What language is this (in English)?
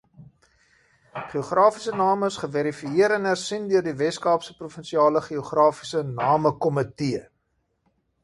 Afrikaans